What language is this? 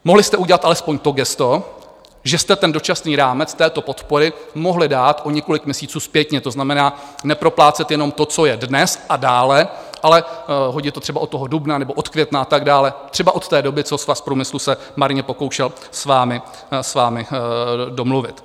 Czech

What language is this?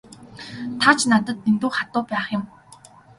Mongolian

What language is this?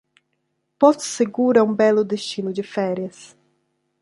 Portuguese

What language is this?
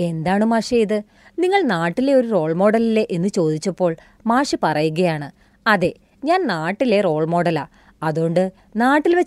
Malayalam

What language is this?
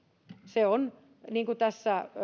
Finnish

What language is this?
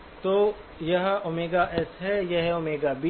Hindi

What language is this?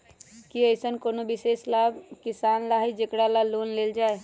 Magahi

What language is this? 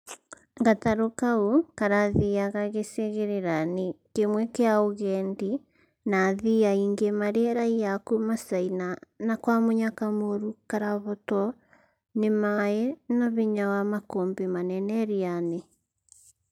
Kikuyu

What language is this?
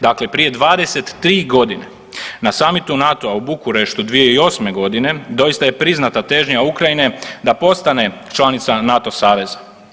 Croatian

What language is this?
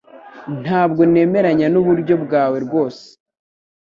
Kinyarwanda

